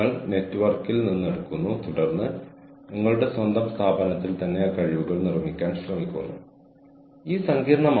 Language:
Malayalam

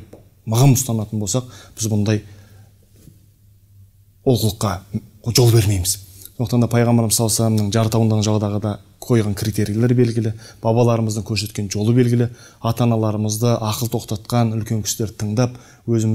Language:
Turkish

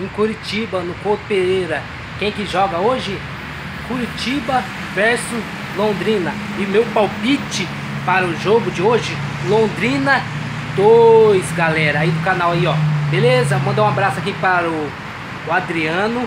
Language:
Portuguese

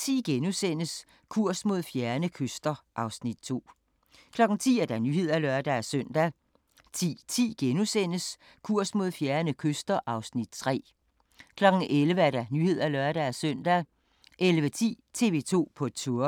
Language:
Danish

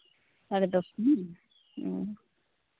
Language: Santali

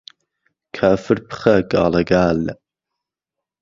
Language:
Central Kurdish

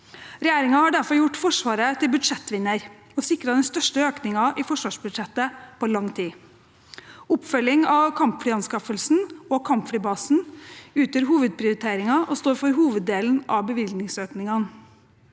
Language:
Norwegian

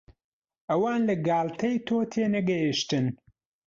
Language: Central Kurdish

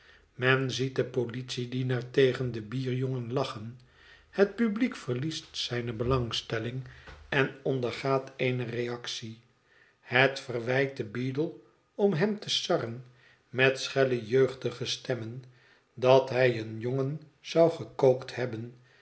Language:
Dutch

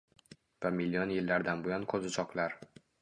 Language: Uzbek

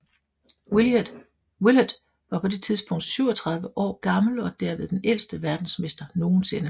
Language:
Danish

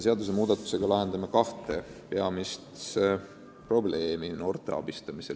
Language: Estonian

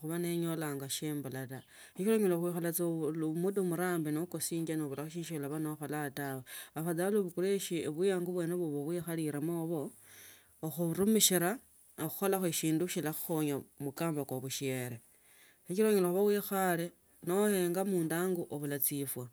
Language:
Tsotso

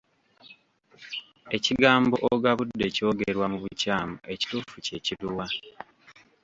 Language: Ganda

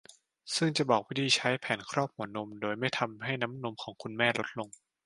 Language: Thai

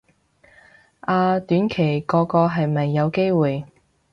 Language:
Cantonese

